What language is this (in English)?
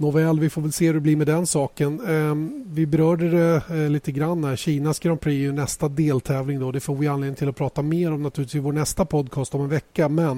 Swedish